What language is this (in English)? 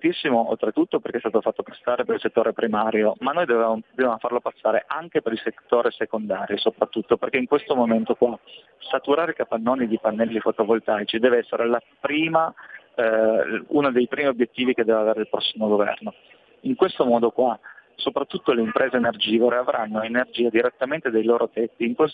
Italian